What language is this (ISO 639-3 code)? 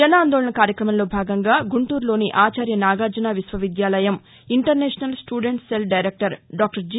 tel